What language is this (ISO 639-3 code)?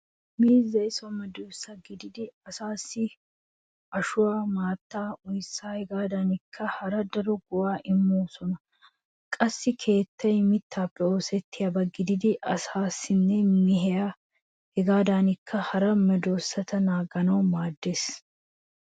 wal